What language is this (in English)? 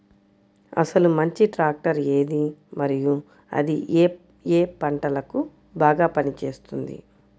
Telugu